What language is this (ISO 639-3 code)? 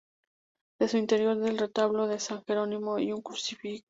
spa